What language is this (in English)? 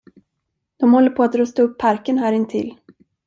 Swedish